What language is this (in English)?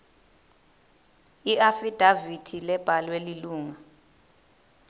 Swati